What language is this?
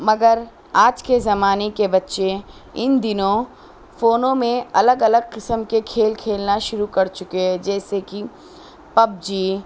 Urdu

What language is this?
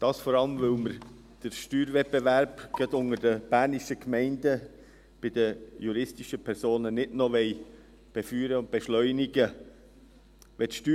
Swiss German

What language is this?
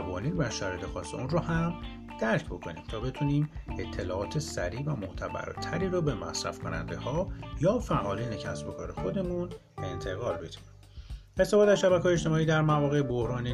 Persian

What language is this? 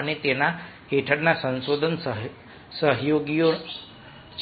Gujarati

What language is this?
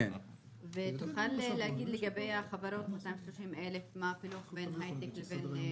Hebrew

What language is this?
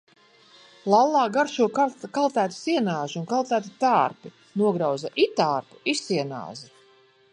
Latvian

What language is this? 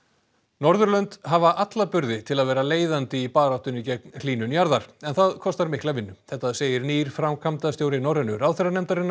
Icelandic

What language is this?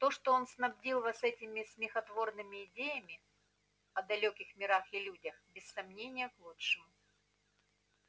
Russian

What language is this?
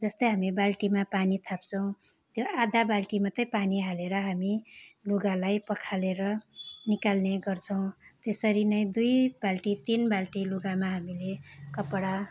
Nepali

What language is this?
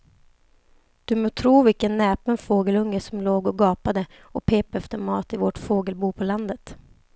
Swedish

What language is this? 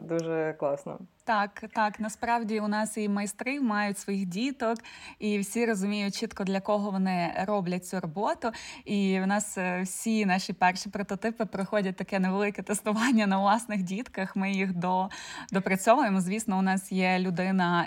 Ukrainian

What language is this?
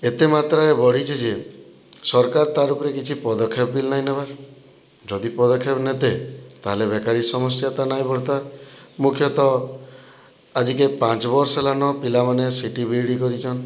Odia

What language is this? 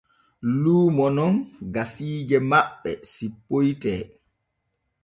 Borgu Fulfulde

